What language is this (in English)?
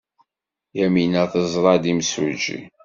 Kabyle